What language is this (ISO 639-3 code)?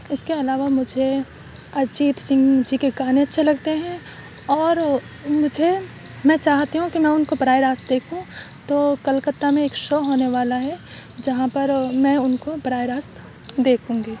urd